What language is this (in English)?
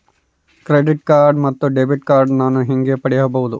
Kannada